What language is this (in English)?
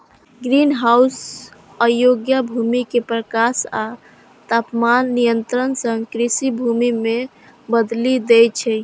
Maithili